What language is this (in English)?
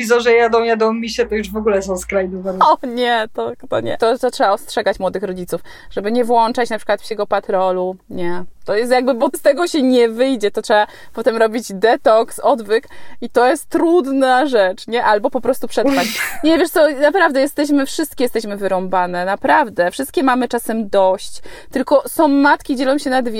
Polish